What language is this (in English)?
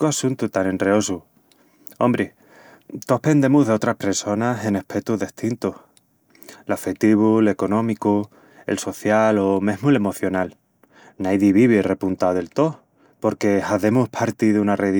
Extremaduran